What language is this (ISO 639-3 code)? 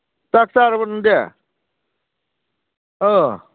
mni